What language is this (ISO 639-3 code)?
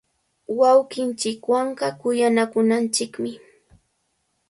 qvl